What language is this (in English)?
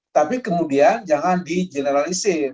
Indonesian